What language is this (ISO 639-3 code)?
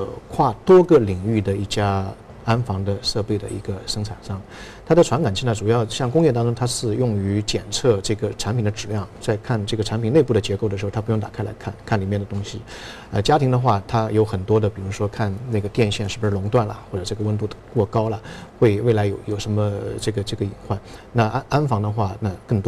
zho